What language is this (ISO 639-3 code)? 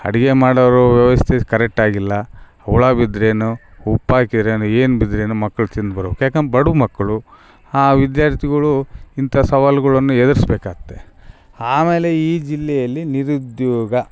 kan